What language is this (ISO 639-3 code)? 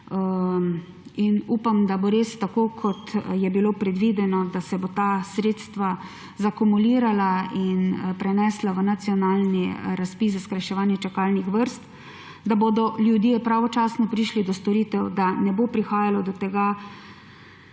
slv